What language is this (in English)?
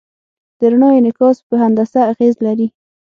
Pashto